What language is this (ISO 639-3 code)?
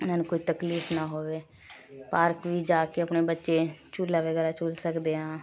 pan